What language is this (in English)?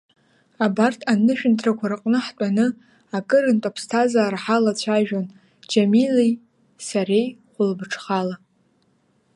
Abkhazian